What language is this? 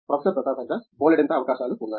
Telugu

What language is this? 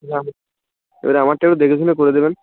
Bangla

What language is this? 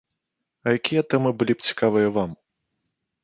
Belarusian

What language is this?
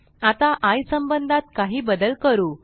Marathi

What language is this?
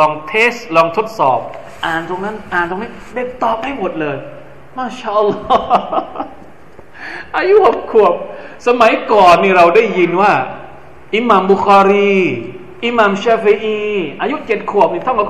Thai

